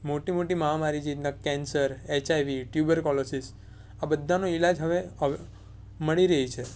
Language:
Gujarati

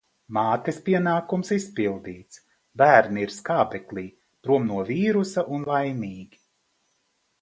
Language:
Latvian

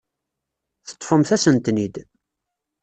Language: Kabyle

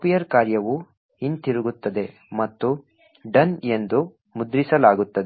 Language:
Kannada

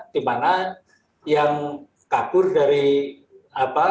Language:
Indonesian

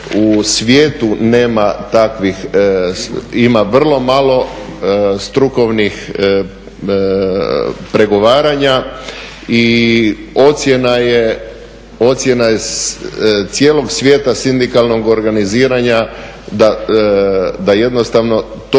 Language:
Croatian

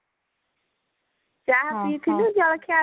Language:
Odia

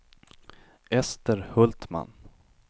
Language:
Swedish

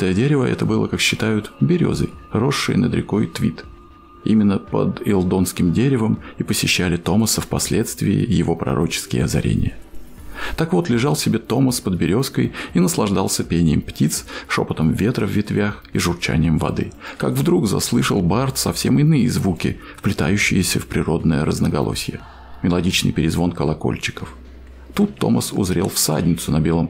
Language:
Russian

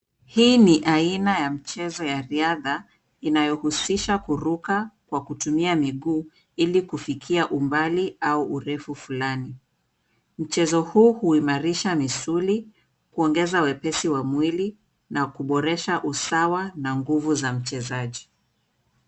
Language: Swahili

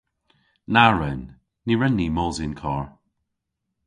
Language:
Cornish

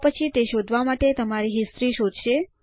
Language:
Gujarati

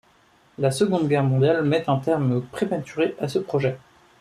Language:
French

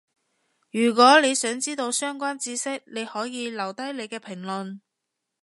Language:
Cantonese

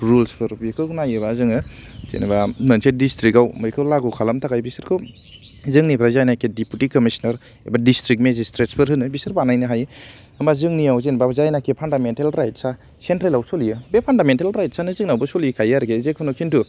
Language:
Bodo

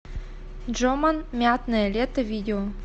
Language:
Russian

